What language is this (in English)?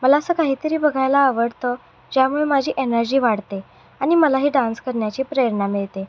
Marathi